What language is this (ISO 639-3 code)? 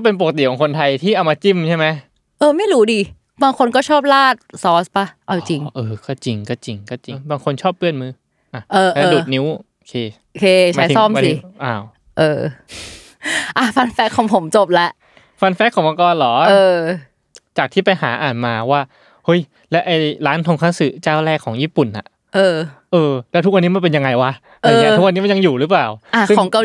tha